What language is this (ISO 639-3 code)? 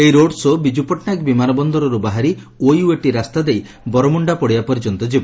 ori